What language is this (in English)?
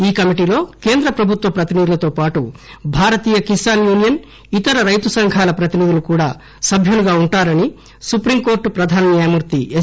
Telugu